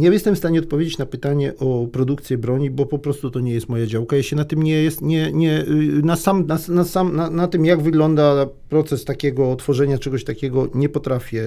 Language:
Polish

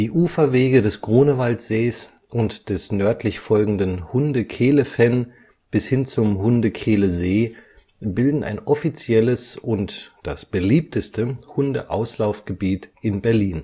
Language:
German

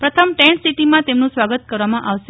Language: Gujarati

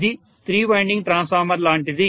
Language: Telugu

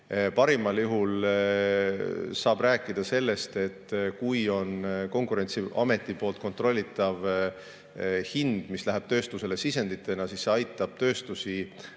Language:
Estonian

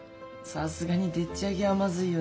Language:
Japanese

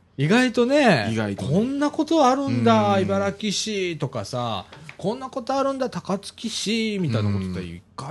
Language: Japanese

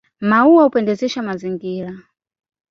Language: Swahili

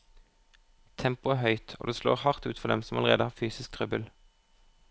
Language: Norwegian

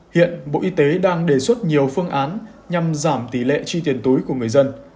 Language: Vietnamese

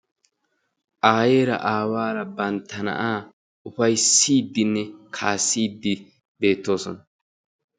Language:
Wolaytta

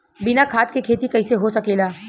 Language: Bhojpuri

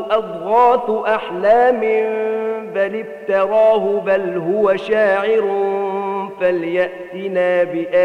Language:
Arabic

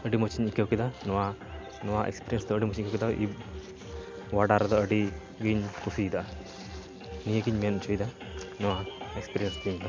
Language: Santali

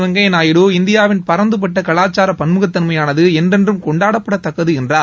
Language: Tamil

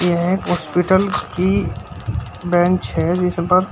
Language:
Hindi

